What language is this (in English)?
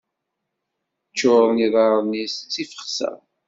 Kabyle